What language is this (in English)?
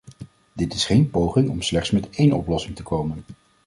Dutch